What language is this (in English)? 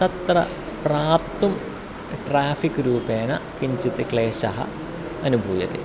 Sanskrit